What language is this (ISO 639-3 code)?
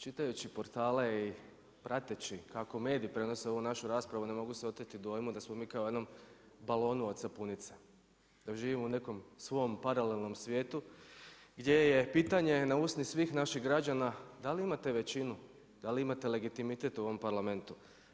hrv